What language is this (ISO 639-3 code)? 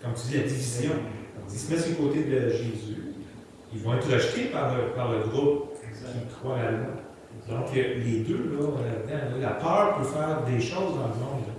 fra